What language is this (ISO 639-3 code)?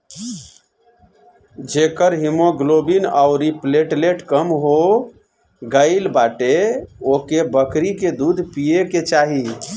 bho